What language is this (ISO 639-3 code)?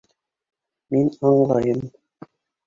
bak